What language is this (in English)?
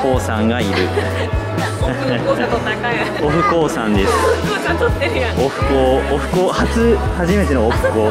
Japanese